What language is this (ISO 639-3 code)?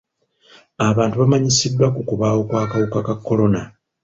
lug